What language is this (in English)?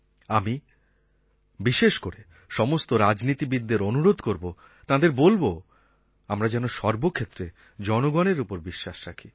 Bangla